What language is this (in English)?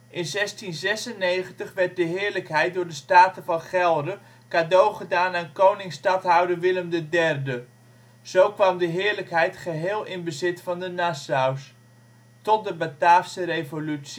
Dutch